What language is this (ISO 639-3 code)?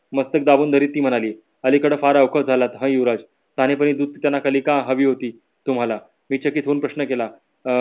mar